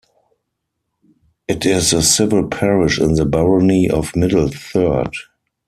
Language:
English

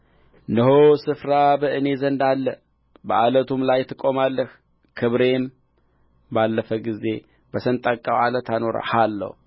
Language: Amharic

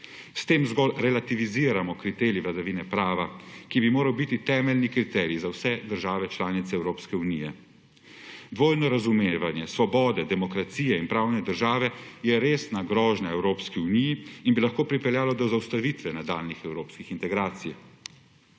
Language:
Slovenian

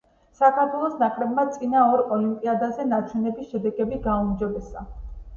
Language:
Georgian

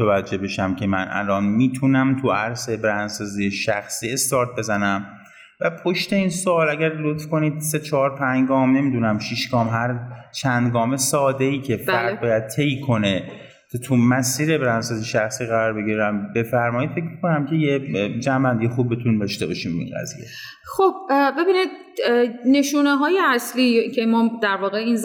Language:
Persian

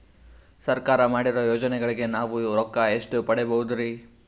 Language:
Kannada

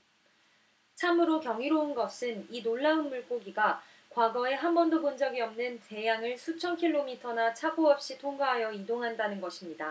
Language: Korean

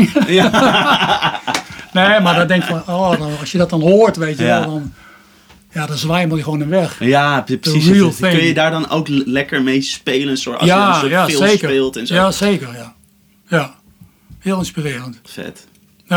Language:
Dutch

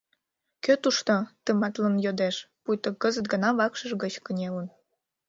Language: Mari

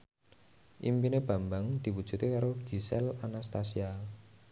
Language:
Javanese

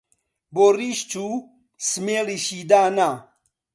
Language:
Central Kurdish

